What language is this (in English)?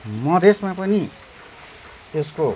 Nepali